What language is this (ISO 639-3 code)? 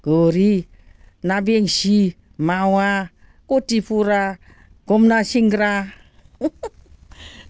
brx